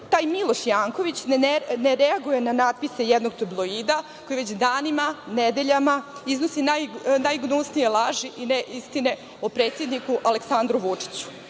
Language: Serbian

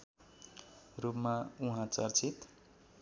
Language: Nepali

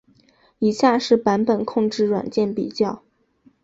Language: Chinese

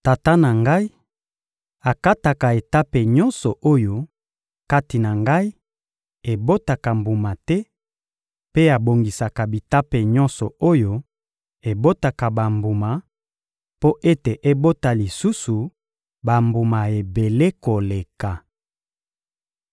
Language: Lingala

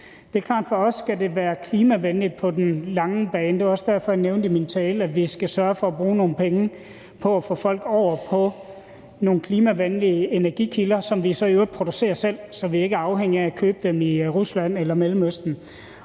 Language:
Danish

